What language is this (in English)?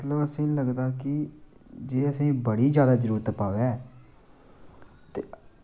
Dogri